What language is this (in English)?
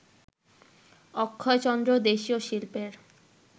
Bangla